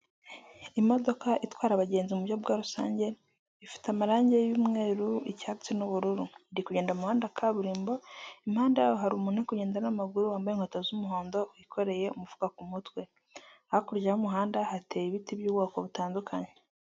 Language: Kinyarwanda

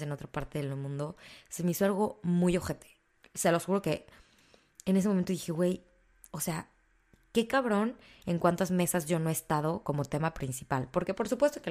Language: Spanish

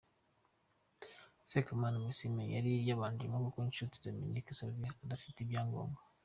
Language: Kinyarwanda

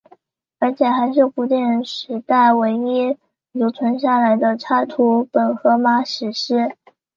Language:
Chinese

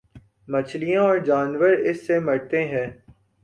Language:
Urdu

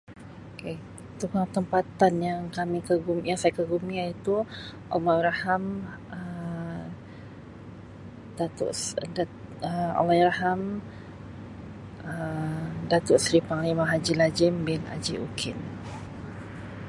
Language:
Sabah Malay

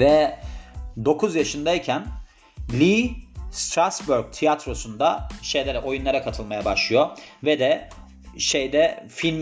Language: Turkish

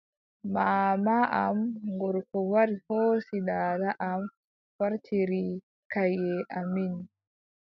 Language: Adamawa Fulfulde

